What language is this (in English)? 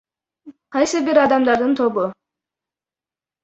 Kyrgyz